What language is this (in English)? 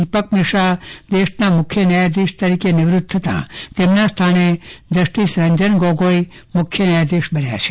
Gujarati